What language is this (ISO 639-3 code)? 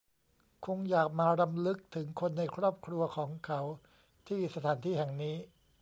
tha